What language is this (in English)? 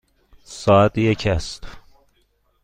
Persian